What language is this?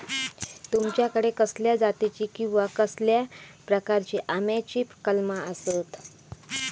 Marathi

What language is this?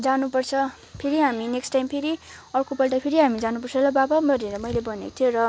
Nepali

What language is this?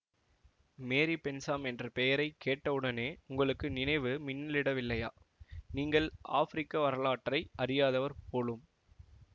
Tamil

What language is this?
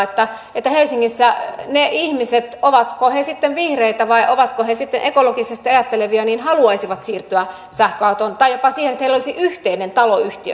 Finnish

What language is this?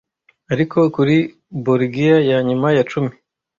Kinyarwanda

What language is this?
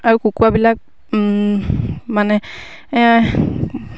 Assamese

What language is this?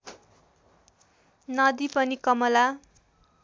Nepali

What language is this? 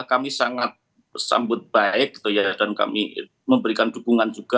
Indonesian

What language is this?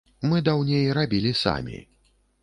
Belarusian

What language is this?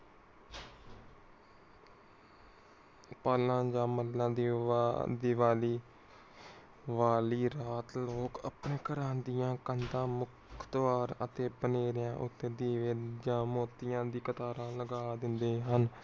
Punjabi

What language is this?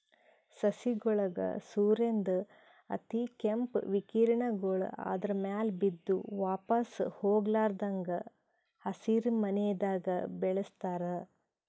Kannada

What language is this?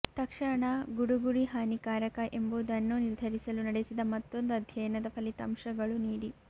Kannada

